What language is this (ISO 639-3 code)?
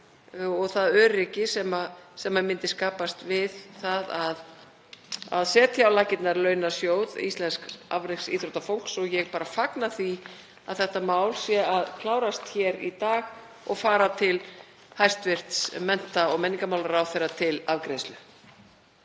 isl